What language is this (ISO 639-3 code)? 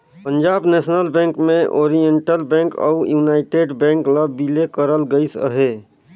hne